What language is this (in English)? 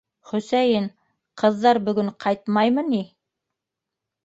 Bashkir